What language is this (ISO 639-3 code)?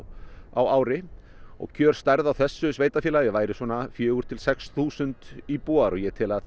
isl